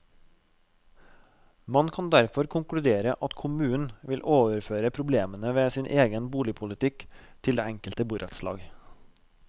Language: Norwegian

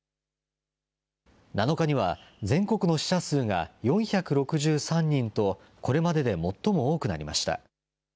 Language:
Japanese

